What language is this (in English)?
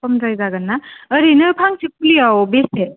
Bodo